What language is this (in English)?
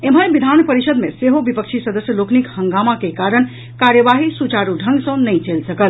Maithili